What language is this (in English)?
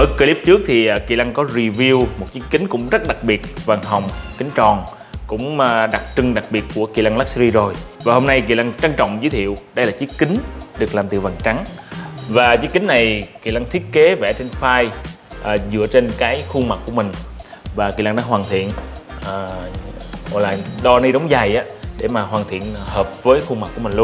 Vietnamese